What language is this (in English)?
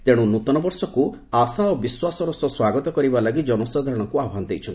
Odia